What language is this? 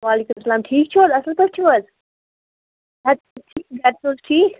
Kashmiri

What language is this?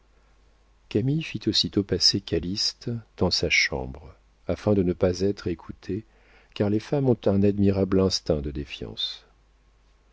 French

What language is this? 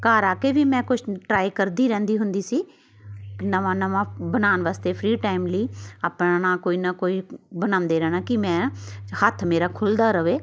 Punjabi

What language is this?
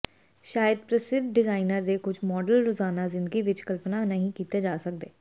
Punjabi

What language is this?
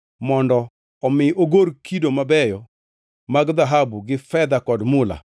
Luo (Kenya and Tanzania)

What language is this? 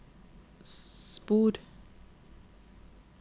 Norwegian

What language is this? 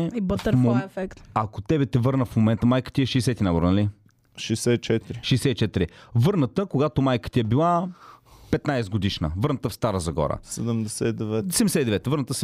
Bulgarian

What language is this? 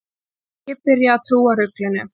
Icelandic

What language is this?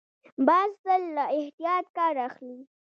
Pashto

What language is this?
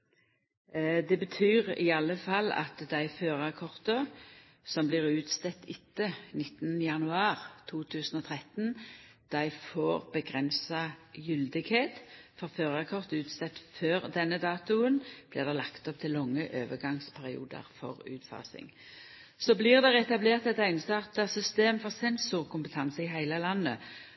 Norwegian Nynorsk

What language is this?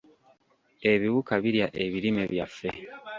Ganda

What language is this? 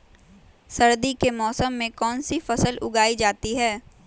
Magahi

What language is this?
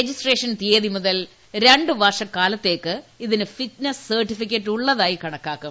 Malayalam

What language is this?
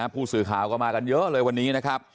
Thai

